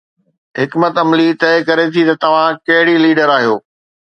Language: Sindhi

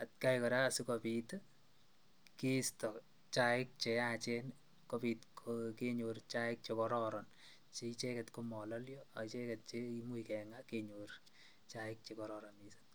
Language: Kalenjin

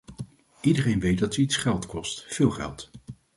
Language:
Dutch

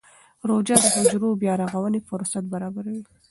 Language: Pashto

